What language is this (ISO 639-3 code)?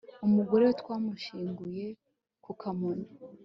kin